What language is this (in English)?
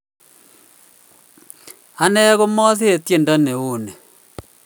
Kalenjin